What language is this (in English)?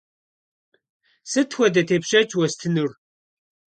Kabardian